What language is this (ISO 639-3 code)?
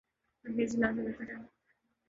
urd